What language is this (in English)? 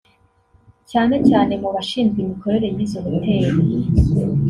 Kinyarwanda